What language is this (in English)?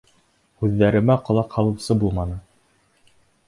Bashkir